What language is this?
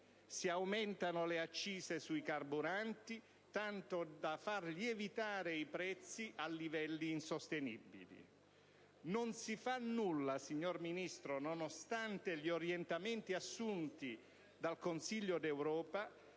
Italian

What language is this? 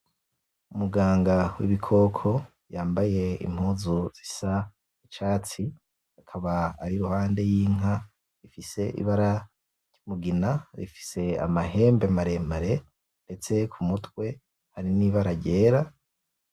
Rundi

